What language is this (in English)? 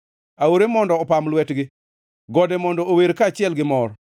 Luo (Kenya and Tanzania)